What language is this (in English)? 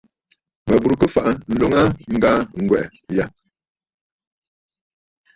Bafut